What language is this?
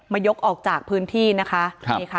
Thai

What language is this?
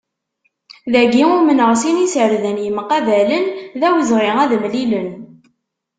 Kabyle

